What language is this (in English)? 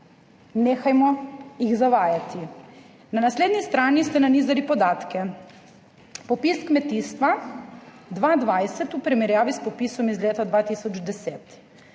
Slovenian